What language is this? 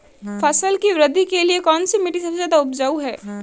Hindi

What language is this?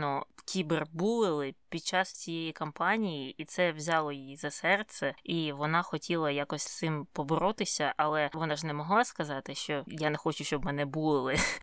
Ukrainian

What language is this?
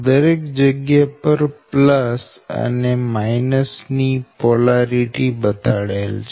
Gujarati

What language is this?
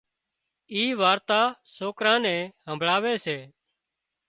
Wadiyara Koli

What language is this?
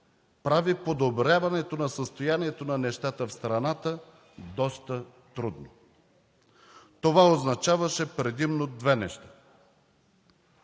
Bulgarian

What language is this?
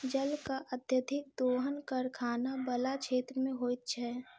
Maithili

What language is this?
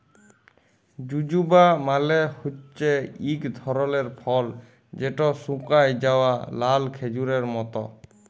Bangla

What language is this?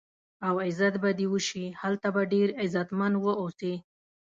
Pashto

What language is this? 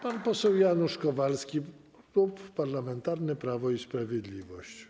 Polish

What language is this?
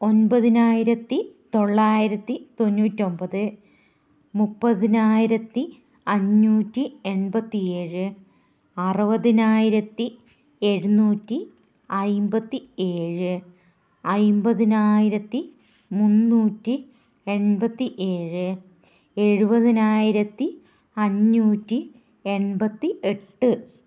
Malayalam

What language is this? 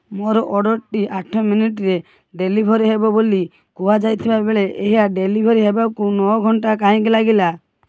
Odia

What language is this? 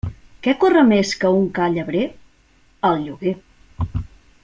Catalan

